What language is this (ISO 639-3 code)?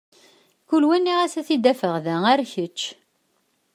kab